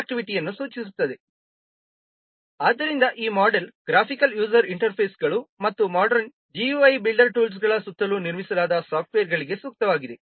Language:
Kannada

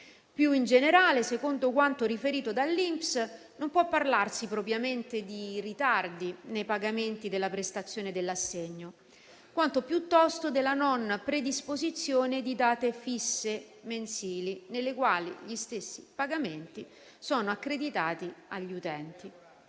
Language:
Italian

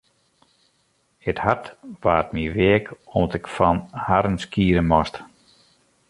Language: Western Frisian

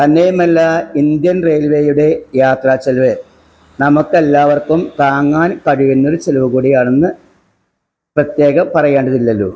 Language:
Malayalam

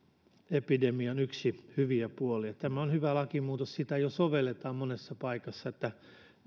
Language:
Finnish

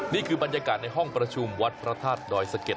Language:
Thai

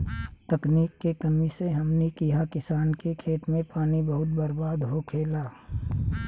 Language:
Bhojpuri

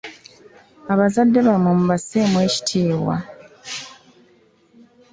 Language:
Ganda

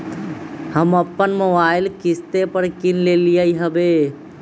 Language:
Magahi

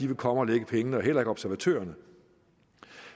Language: Danish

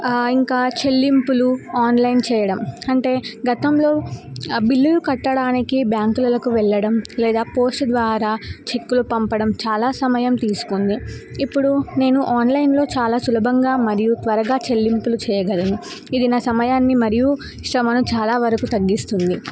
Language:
Telugu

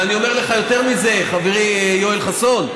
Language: Hebrew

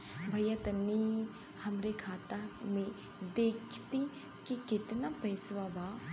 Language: Bhojpuri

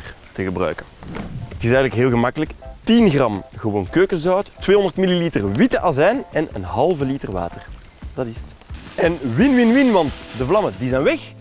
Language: Dutch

